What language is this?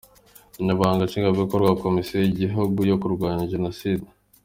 Kinyarwanda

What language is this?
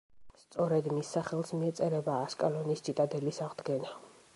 Georgian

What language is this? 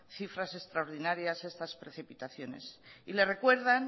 Spanish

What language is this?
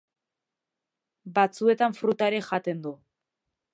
Basque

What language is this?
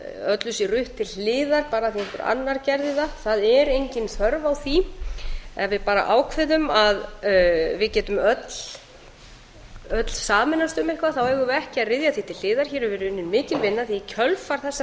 Icelandic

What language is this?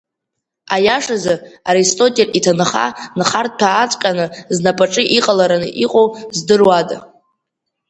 Abkhazian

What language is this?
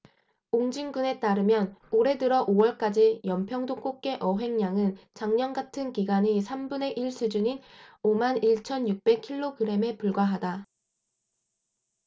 Korean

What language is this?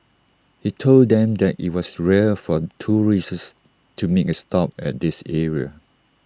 English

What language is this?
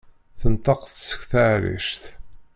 Kabyle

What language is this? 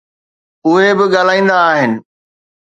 Sindhi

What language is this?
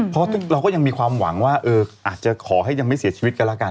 Thai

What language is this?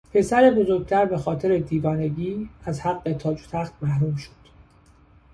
Persian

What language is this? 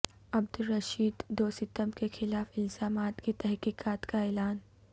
Urdu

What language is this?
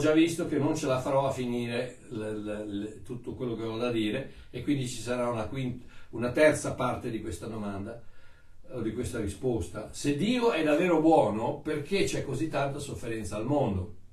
Italian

